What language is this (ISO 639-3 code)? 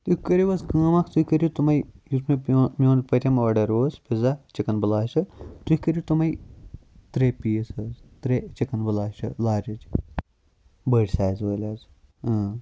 kas